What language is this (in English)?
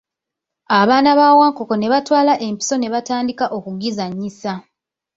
Ganda